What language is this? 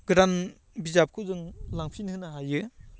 Bodo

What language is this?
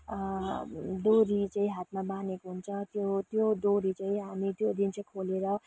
Nepali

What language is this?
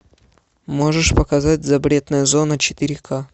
Russian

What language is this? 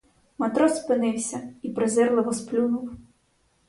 Ukrainian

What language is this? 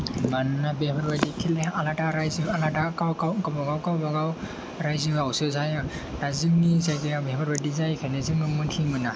Bodo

